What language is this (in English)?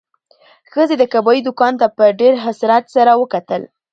Pashto